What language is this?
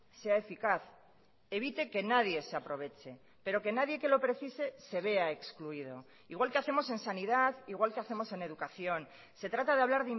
Spanish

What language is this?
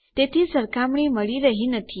Gujarati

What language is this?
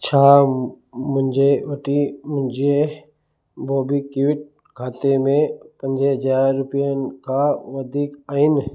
Sindhi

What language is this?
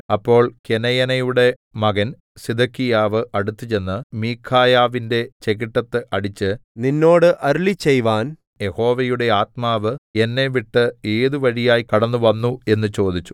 Malayalam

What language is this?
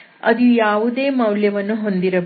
Kannada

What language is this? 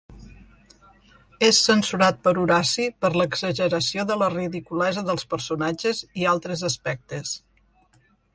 Catalan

